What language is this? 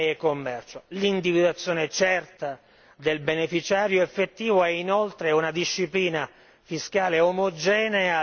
Italian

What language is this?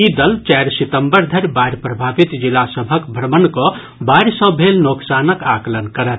Maithili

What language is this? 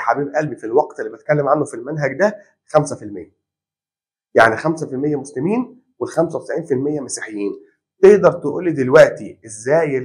Arabic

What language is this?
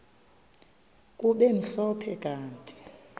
Xhosa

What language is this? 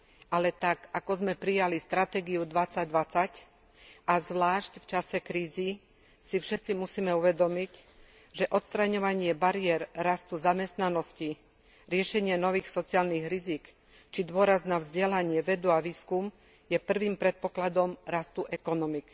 Slovak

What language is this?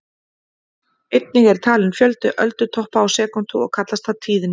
Icelandic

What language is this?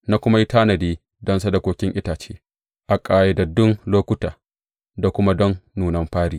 Hausa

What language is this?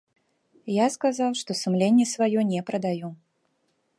Belarusian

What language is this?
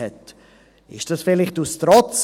Swiss German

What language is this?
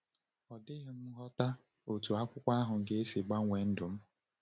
Igbo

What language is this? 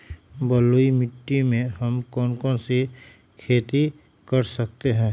Magahi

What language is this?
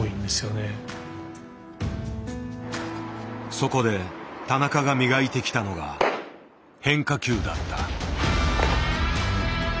Japanese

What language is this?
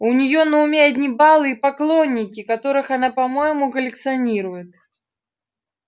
Russian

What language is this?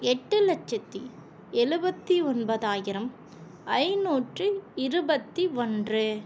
Tamil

